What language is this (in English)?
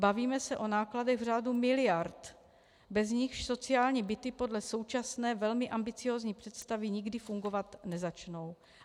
Czech